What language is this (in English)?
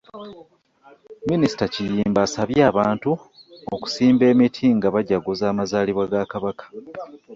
Ganda